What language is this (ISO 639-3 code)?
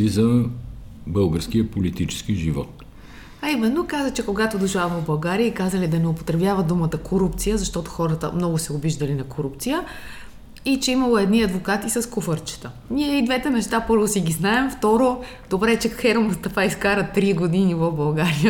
bul